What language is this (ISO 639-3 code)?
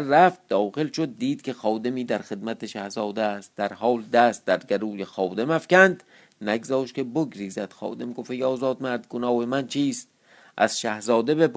fas